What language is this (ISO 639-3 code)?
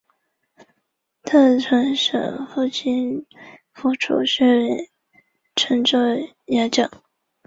zho